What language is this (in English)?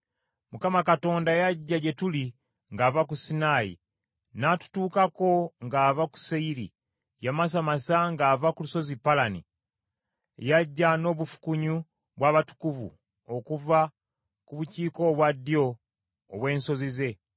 Ganda